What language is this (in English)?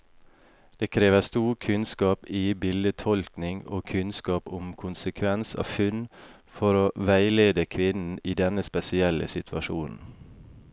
Norwegian